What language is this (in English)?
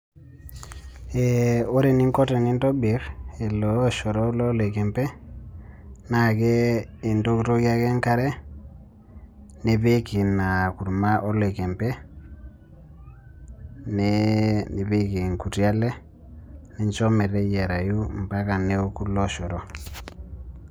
Masai